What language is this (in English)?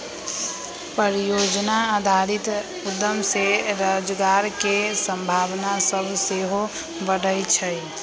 Magahi